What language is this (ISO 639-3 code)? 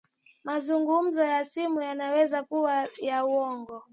swa